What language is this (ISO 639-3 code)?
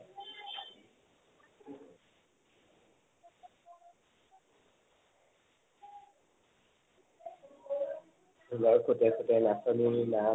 asm